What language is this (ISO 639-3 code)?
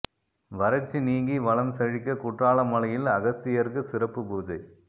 tam